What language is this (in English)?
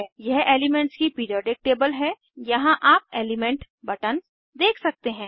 Hindi